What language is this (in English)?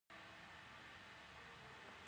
Pashto